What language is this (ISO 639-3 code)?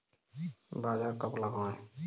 hin